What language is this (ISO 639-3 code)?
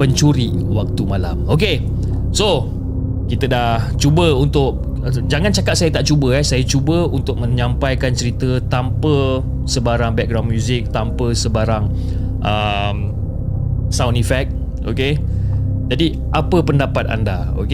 msa